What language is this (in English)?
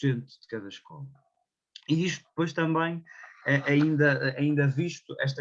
Portuguese